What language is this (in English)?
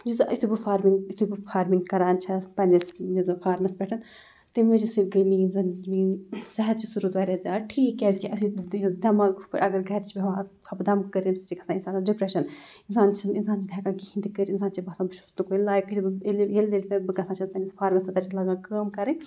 Kashmiri